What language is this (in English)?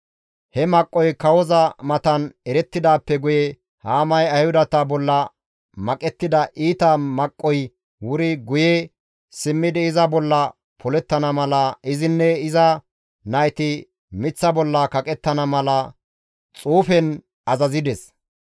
Gamo